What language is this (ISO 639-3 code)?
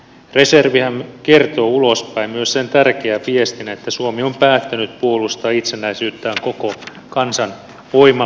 fin